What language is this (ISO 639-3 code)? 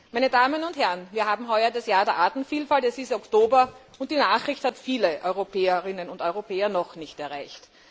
deu